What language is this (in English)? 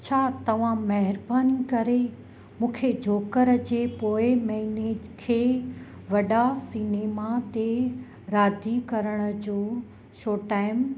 Sindhi